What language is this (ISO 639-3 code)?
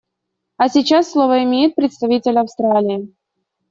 rus